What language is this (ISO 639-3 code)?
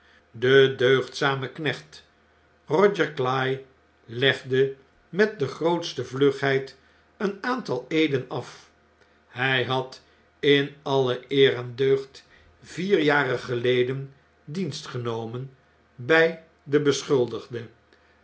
nld